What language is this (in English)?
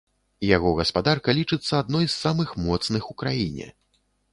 Belarusian